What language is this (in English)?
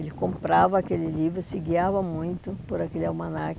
Portuguese